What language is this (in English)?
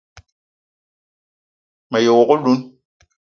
Eton (Cameroon)